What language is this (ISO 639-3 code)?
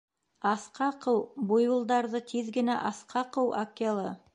bak